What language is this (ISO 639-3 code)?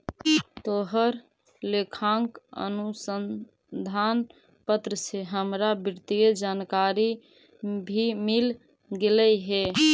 mag